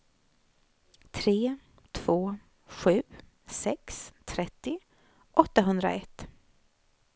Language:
Swedish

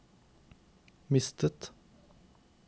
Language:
Norwegian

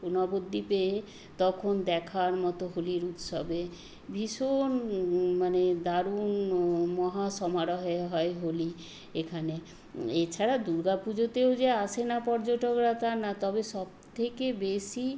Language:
Bangla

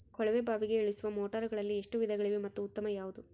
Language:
Kannada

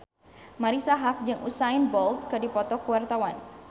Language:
Sundanese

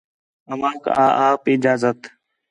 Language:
Khetrani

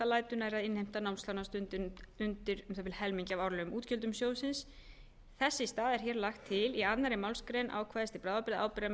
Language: Icelandic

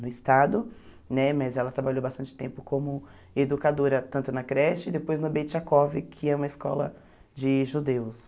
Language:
Portuguese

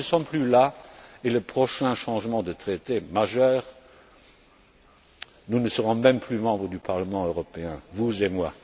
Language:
French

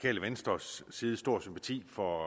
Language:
Danish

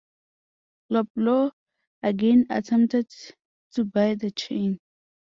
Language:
English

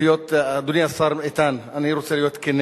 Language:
Hebrew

